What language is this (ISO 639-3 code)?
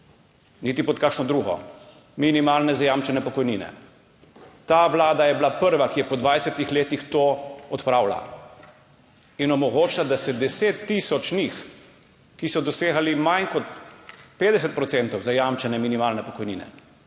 slv